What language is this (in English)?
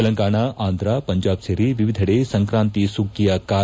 Kannada